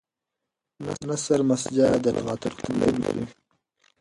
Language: Pashto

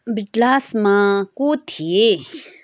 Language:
Nepali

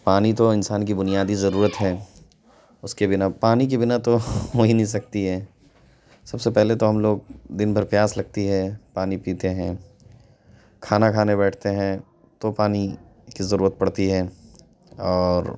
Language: Urdu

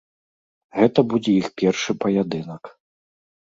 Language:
Belarusian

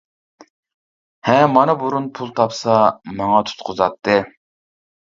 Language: Uyghur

